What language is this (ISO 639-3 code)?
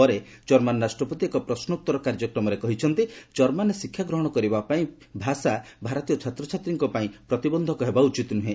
ori